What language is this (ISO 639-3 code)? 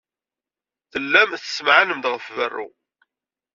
kab